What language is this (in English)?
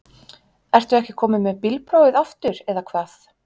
Icelandic